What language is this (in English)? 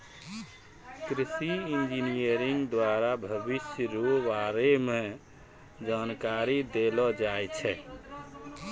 Maithili